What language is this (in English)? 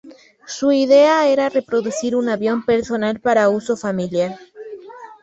Spanish